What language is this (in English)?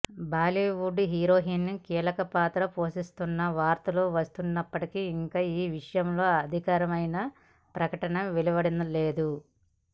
Telugu